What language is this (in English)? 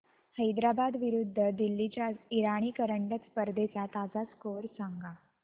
Marathi